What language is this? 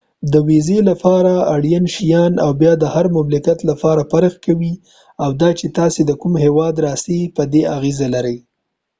Pashto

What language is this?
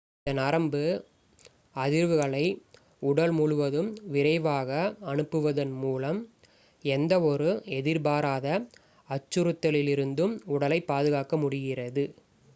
Tamil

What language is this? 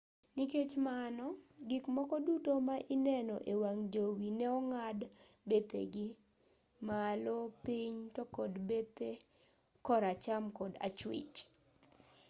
Luo (Kenya and Tanzania)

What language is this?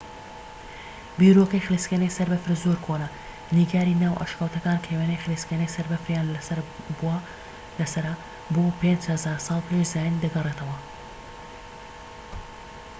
Central Kurdish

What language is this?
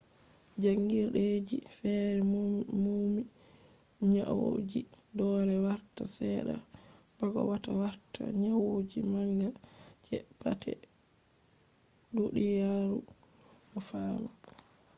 Fula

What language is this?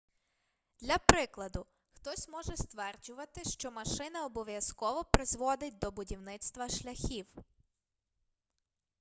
Ukrainian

